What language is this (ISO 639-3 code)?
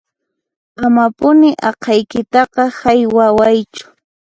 qxp